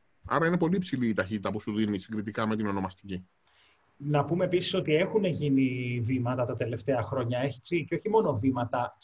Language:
Greek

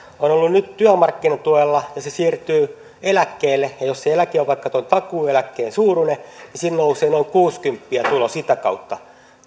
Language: Finnish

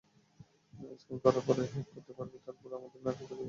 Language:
Bangla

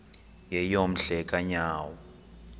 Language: Xhosa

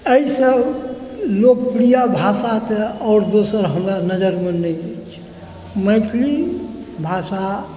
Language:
Maithili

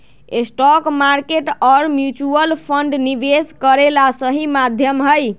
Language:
Magahi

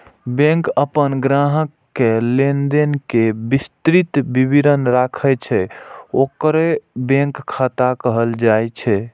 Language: Maithili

